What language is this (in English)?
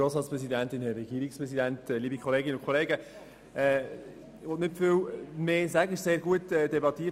Swiss German